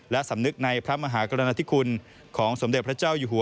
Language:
Thai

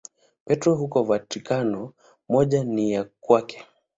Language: Swahili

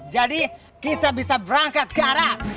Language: Indonesian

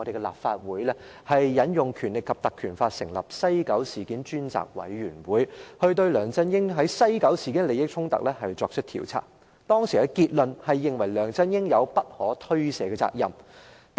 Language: Cantonese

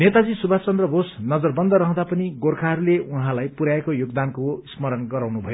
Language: Nepali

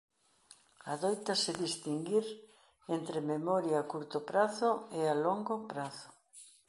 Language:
Galician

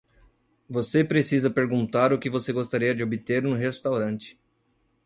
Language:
Portuguese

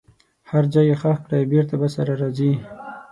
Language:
Pashto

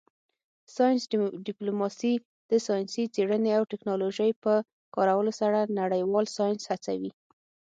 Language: Pashto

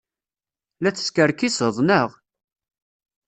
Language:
Kabyle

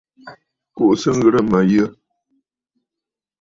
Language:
Bafut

